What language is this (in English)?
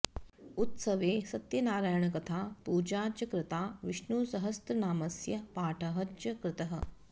Sanskrit